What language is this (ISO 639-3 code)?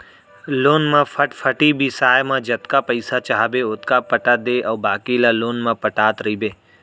hne